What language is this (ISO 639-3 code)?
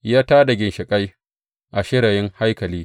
hau